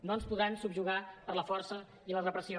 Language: Catalan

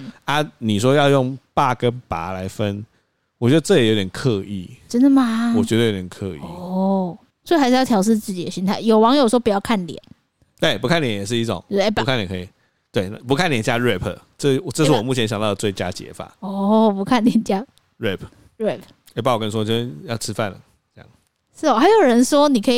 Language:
Chinese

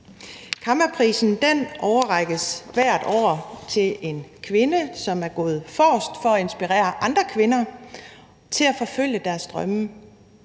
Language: Danish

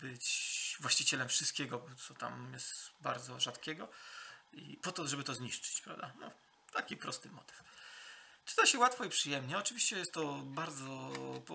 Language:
Polish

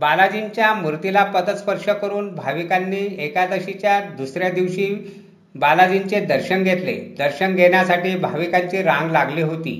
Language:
Marathi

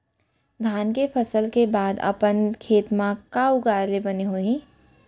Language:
Chhattisgarhi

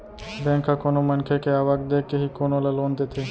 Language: Chhattisgarhi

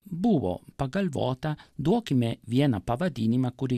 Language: Lithuanian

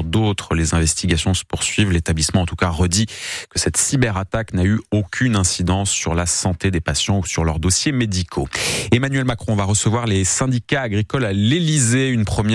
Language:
French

